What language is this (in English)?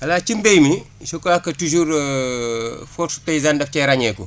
Wolof